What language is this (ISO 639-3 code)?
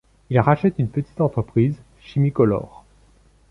fra